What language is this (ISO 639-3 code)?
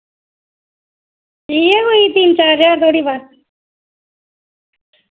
doi